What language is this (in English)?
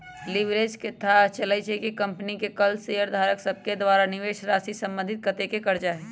Magahi